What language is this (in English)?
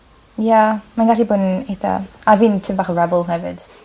Welsh